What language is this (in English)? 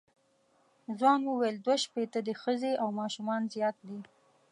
Pashto